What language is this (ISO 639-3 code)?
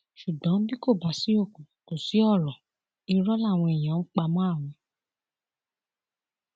yor